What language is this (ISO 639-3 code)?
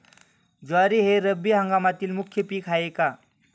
mar